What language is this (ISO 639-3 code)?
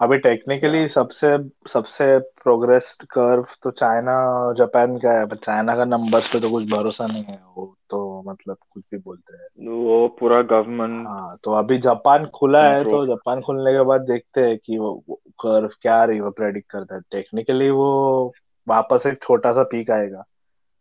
hin